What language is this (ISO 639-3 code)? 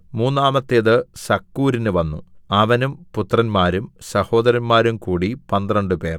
mal